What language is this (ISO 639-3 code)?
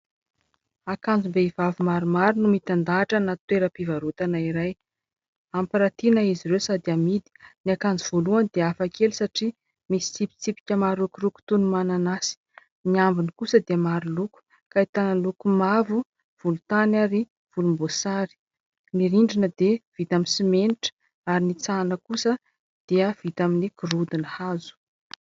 mlg